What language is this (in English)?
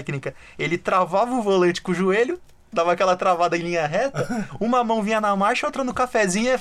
Portuguese